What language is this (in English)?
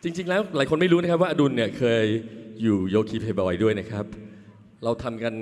Thai